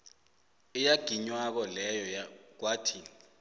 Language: South Ndebele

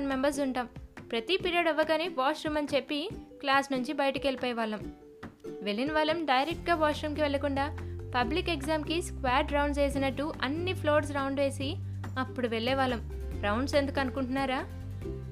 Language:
Telugu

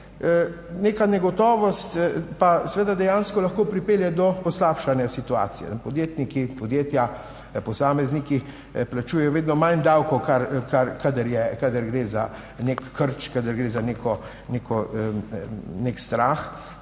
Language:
Slovenian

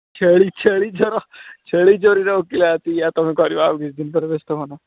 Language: Odia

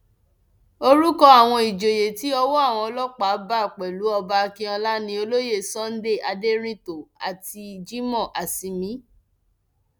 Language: Yoruba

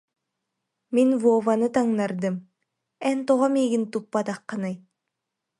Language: Yakut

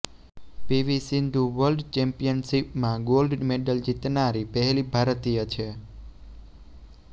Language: Gujarati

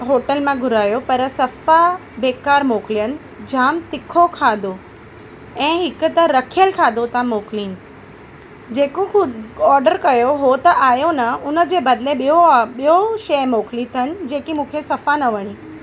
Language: Sindhi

